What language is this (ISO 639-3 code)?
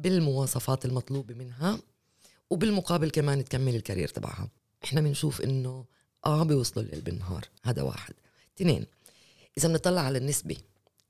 ara